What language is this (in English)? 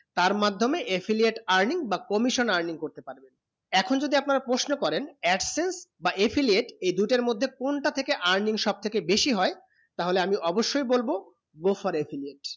Bangla